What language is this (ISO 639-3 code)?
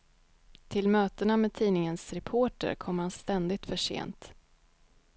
swe